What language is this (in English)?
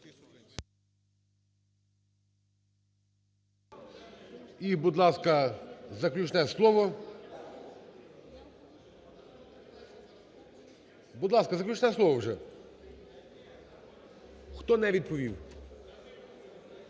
Ukrainian